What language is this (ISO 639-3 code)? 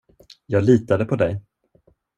swe